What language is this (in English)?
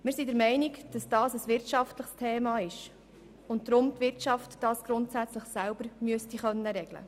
Swiss German